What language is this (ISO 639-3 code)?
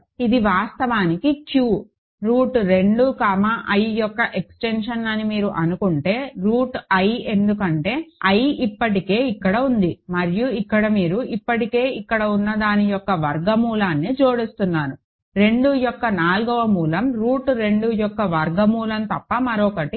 tel